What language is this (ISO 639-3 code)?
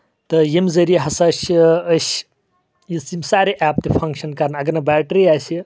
kas